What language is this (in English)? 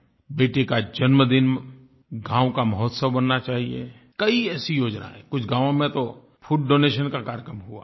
Hindi